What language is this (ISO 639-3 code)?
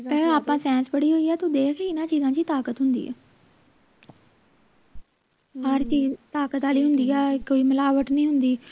pan